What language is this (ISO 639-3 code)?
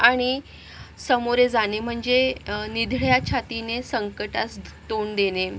mar